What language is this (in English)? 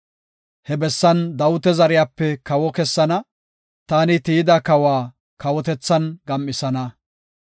Gofa